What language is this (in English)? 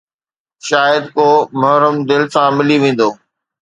Sindhi